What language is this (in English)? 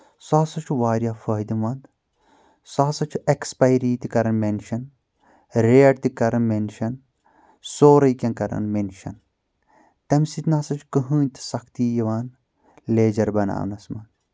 Kashmiri